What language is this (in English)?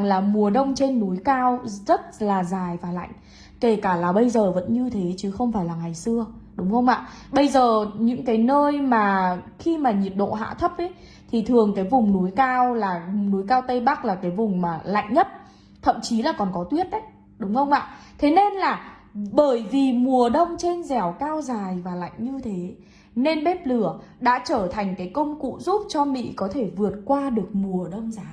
Vietnamese